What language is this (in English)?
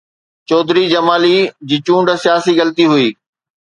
Sindhi